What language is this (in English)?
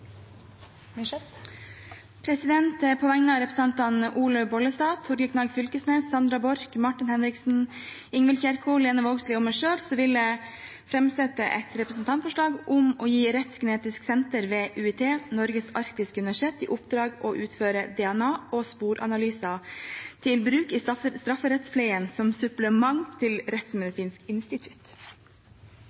Norwegian